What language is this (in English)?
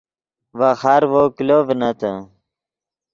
Yidgha